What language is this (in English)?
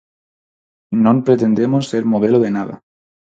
Galician